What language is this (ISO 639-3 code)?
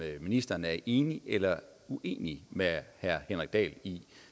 dan